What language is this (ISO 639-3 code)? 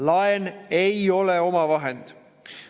est